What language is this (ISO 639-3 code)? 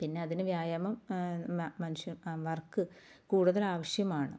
mal